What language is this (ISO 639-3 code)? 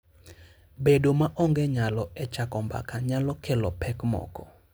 luo